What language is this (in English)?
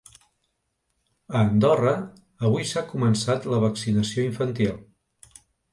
Catalan